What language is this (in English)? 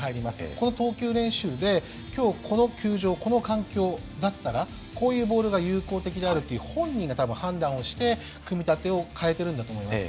Japanese